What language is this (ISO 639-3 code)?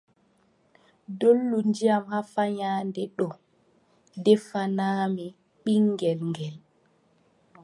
fub